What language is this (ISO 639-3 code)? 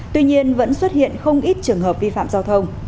vie